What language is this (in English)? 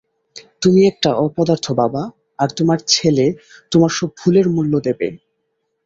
Bangla